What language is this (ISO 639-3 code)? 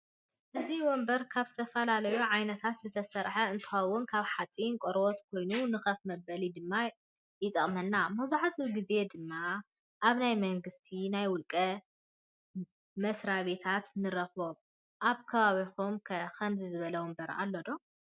tir